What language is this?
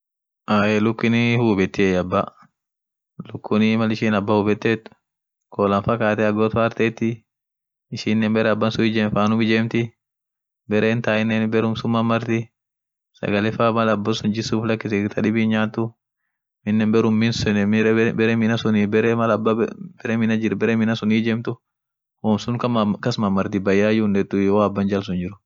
Orma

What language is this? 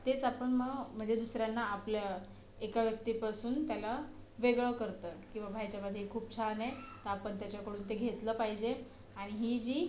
Marathi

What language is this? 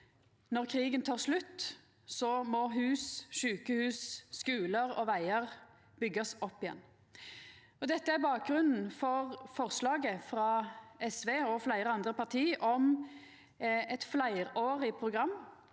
Norwegian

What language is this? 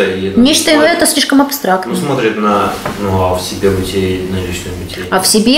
Russian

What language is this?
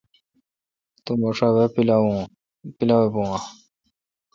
Kalkoti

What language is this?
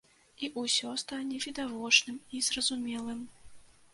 Belarusian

